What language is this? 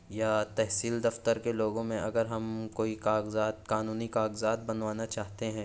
Urdu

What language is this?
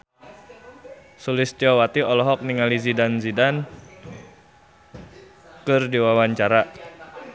Sundanese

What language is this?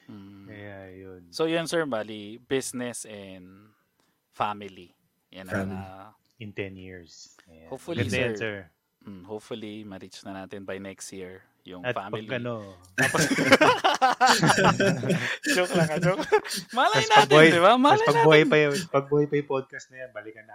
Filipino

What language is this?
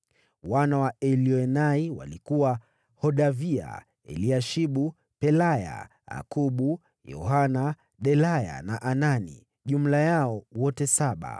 Swahili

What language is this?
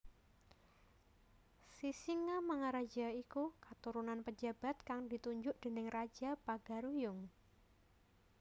Javanese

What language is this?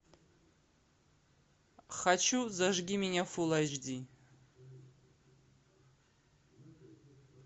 Russian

